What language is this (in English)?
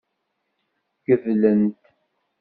Kabyle